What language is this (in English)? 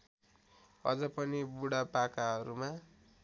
Nepali